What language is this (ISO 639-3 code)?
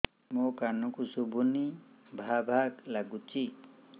ori